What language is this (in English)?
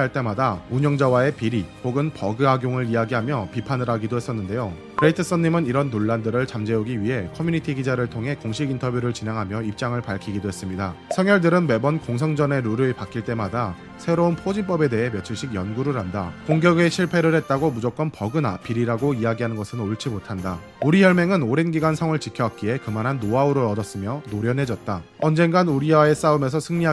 Korean